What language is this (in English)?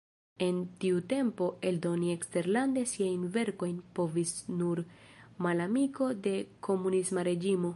Esperanto